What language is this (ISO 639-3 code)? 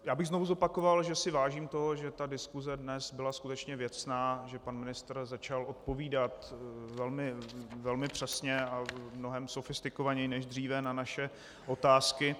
ces